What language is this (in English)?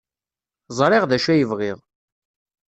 Kabyle